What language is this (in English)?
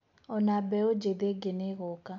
Kikuyu